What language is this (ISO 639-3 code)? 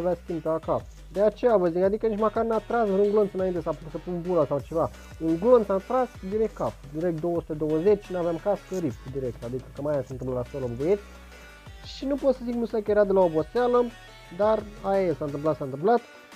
ron